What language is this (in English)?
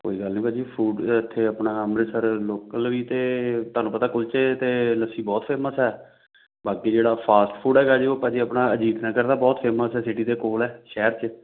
Punjabi